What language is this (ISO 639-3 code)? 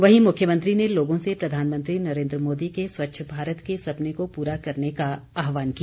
hin